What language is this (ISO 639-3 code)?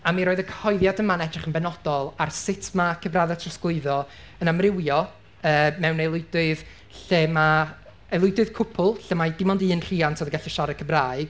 cym